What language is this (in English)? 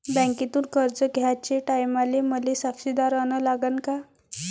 Marathi